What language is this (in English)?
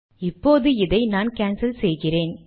Tamil